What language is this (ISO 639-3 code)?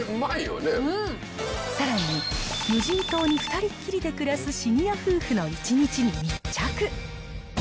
jpn